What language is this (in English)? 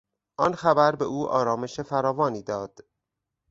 Persian